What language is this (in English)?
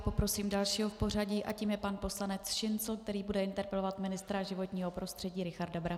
Czech